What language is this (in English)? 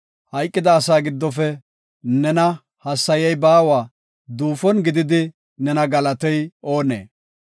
Gofa